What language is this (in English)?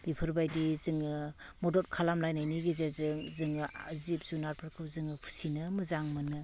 Bodo